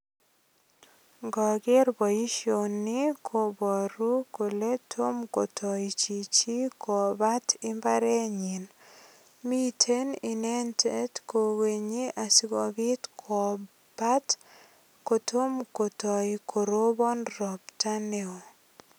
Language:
Kalenjin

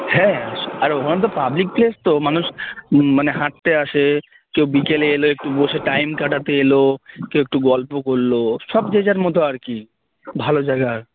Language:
Bangla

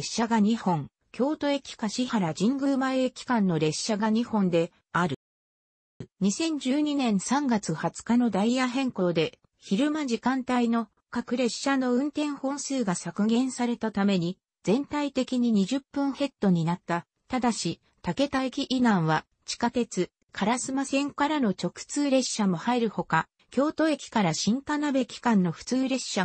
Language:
Japanese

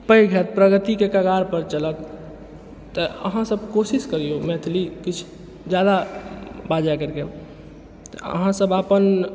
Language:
Maithili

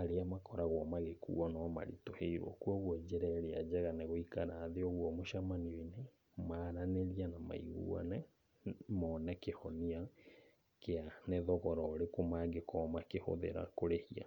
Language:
Kikuyu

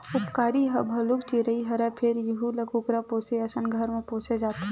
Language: Chhattisgarhi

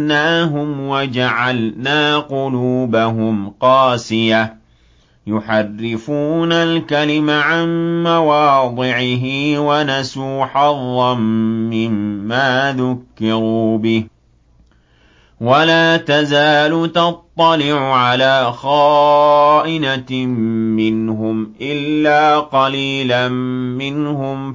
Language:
Arabic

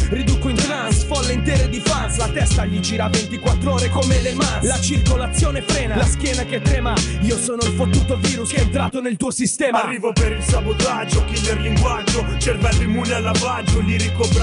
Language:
Italian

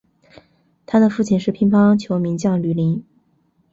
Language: Chinese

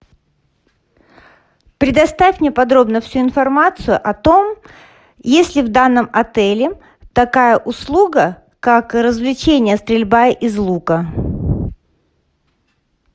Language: Russian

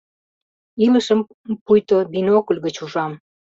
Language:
Mari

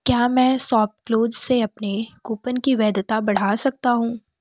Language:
Hindi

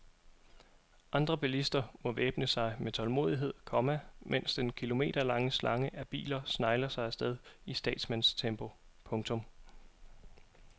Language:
Danish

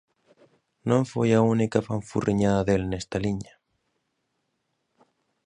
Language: Galician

